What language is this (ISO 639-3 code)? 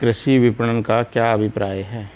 hin